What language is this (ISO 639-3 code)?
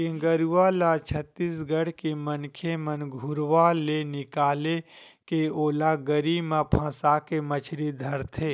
hne